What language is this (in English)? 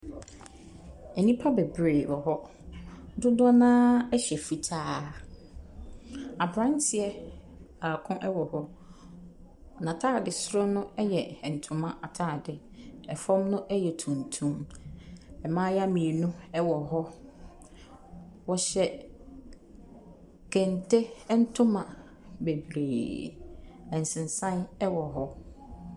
Akan